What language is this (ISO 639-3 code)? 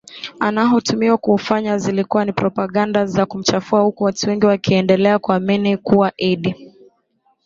swa